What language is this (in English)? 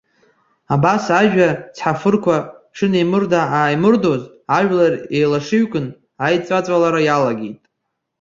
Abkhazian